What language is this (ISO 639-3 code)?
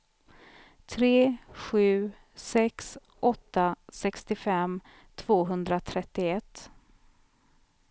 swe